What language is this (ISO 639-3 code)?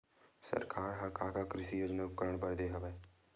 hne